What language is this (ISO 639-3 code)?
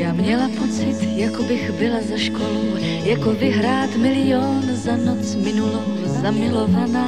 slk